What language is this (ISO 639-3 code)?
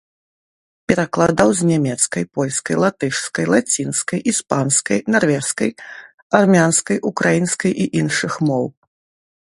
bel